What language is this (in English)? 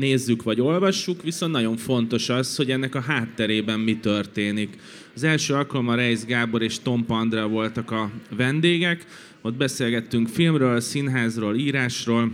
Hungarian